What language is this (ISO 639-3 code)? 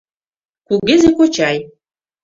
chm